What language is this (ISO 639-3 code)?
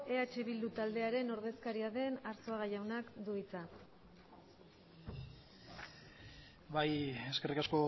eus